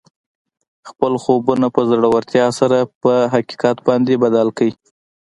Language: Pashto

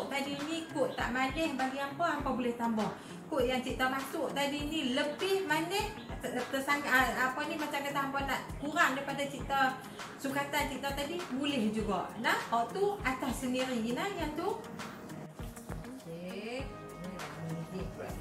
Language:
Malay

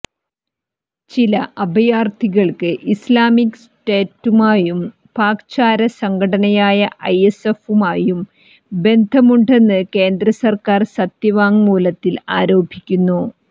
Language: Malayalam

